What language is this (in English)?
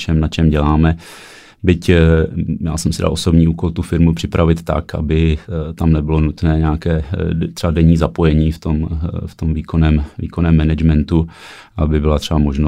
Czech